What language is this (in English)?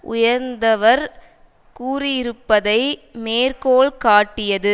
Tamil